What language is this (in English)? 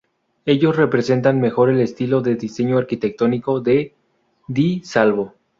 Spanish